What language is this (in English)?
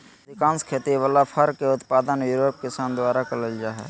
Magahi